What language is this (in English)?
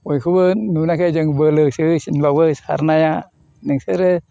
Bodo